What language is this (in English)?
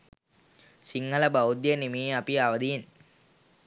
Sinhala